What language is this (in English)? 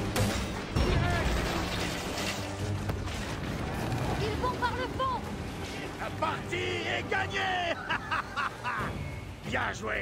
French